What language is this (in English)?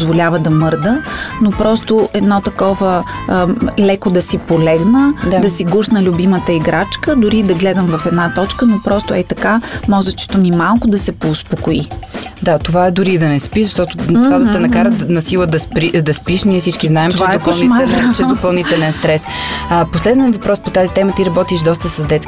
Bulgarian